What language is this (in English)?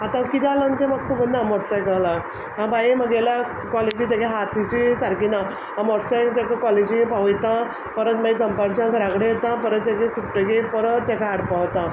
Konkani